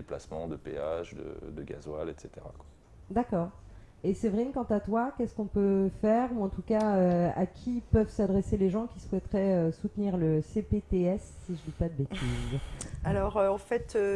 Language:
French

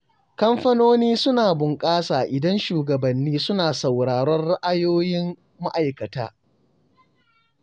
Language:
Hausa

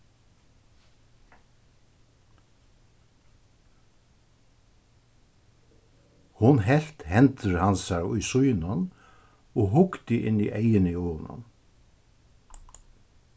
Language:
Faroese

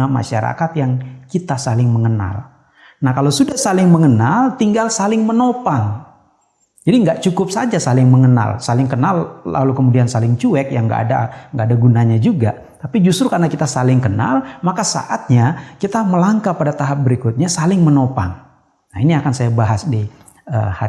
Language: Indonesian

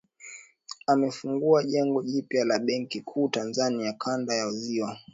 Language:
Swahili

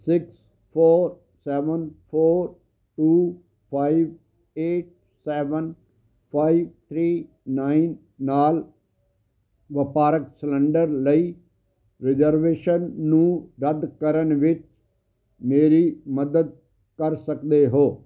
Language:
Punjabi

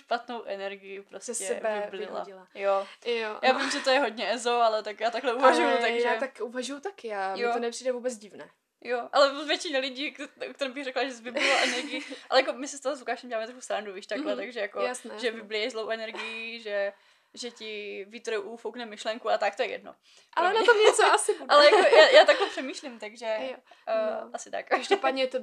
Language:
Czech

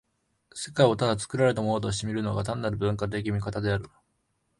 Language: Japanese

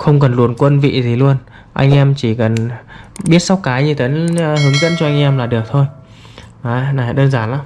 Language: Vietnamese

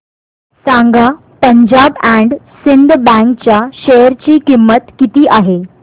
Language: Marathi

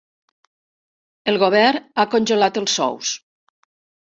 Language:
Catalan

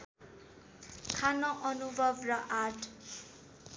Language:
Nepali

